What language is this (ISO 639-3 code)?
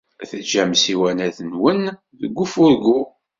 kab